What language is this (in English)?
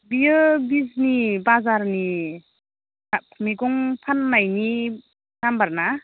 Bodo